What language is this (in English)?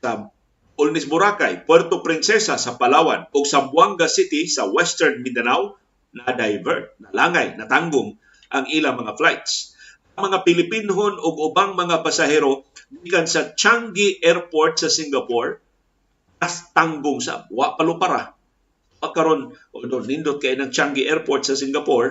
Filipino